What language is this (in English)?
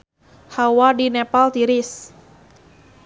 Sundanese